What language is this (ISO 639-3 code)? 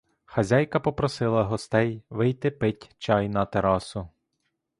ukr